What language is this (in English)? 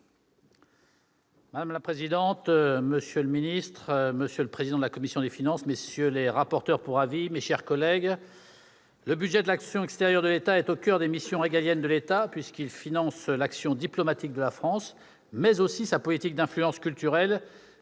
French